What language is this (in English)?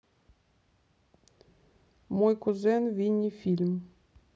Russian